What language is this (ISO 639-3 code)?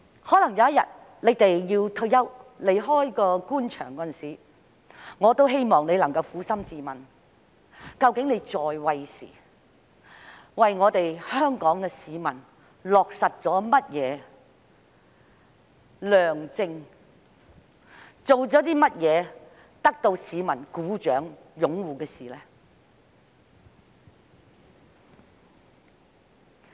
yue